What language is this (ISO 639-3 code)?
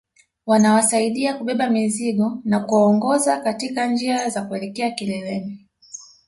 swa